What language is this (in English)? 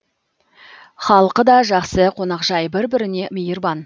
Kazakh